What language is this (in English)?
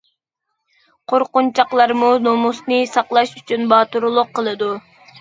Uyghur